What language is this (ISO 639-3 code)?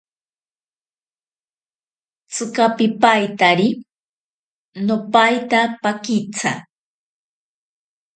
prq